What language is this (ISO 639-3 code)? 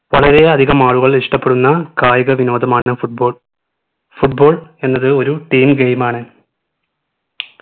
mal